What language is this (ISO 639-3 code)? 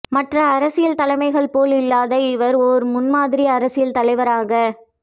tam